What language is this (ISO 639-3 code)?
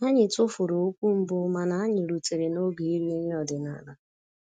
ibo